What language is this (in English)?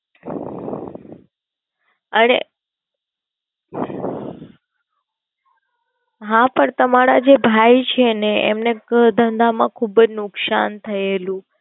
Gujarati